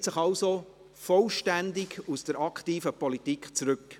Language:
Swiss German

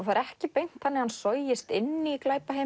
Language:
Icelandic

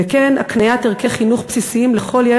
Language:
Hebrew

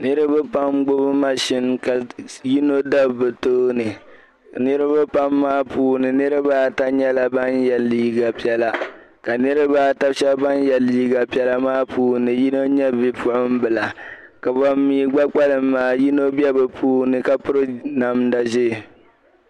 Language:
Dagbani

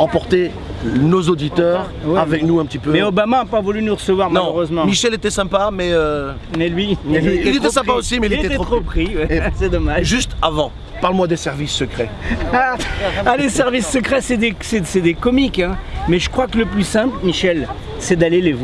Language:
French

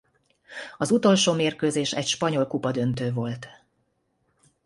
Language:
Hungarian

